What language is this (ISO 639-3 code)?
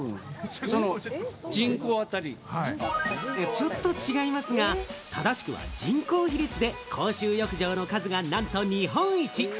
jpn